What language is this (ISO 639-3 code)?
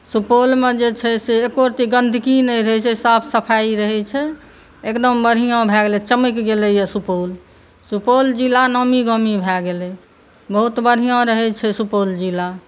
mai